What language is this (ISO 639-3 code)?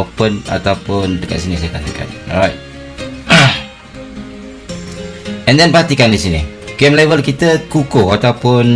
msa